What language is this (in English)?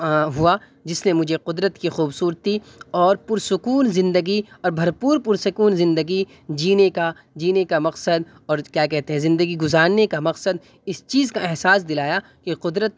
Urdu